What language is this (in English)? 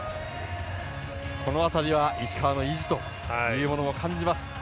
Japanese